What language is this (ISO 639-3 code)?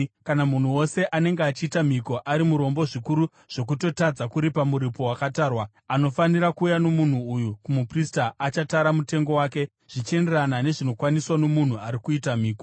sna